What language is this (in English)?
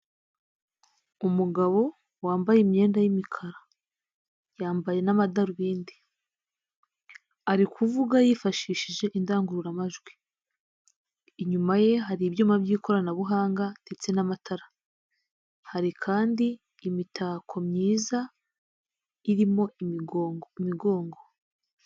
Kinyarwanda